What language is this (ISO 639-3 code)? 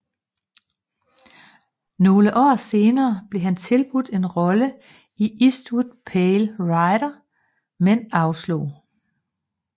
dan